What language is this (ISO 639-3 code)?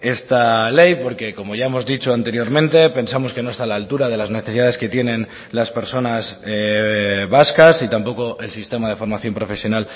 spa